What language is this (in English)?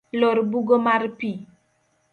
Luo (Kenya and Tanzania)